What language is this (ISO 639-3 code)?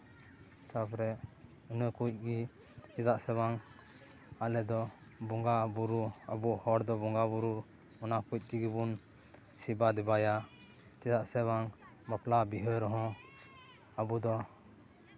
sat